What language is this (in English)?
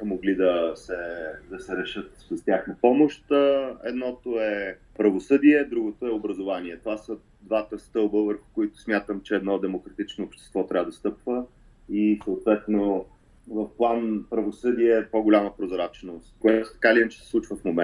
Bulgarian